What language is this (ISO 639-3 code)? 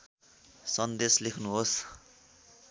nep